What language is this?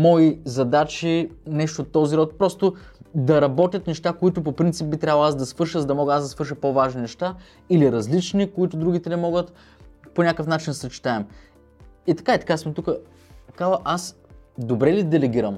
Bulgarian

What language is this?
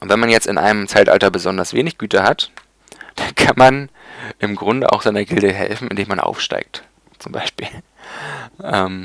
German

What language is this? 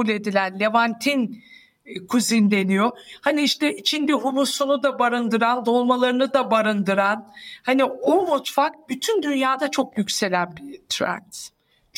Turkish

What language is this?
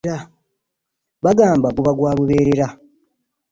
Ganda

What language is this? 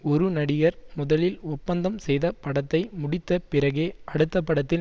Tamil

